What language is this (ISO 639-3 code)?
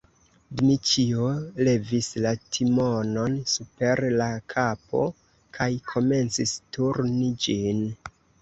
epo